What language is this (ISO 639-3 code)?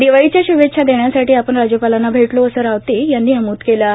mar